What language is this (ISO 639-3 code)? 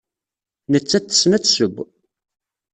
kab